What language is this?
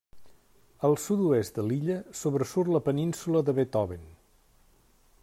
Catalan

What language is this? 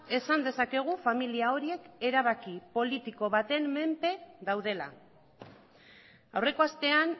Basque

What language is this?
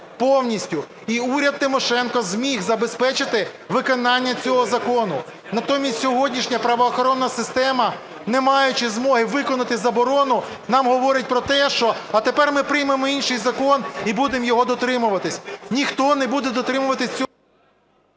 Ukrainian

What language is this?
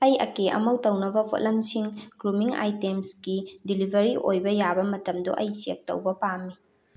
Manipuri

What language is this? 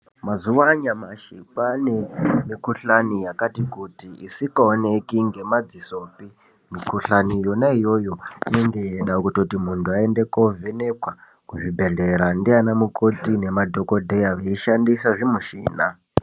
Ndau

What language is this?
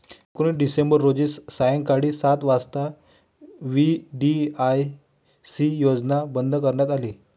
Marathi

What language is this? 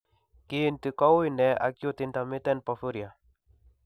Kalenjin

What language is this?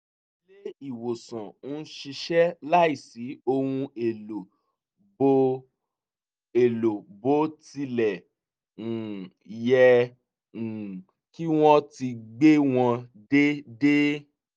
Yoruba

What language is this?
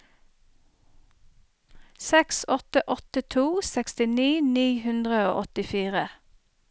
Norwegian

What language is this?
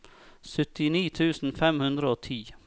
Norwegian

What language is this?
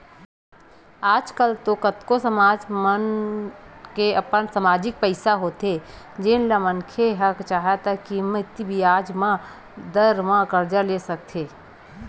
Chhattisgarhi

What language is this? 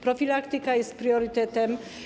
Polish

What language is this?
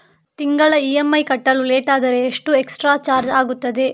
Kannada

